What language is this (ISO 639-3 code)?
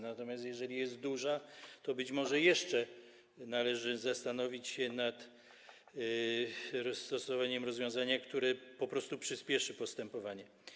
pol